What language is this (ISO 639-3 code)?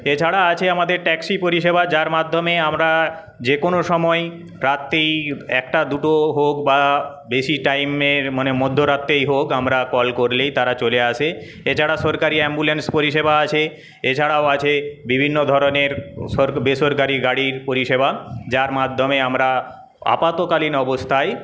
ben